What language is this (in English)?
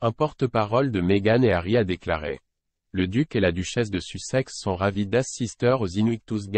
French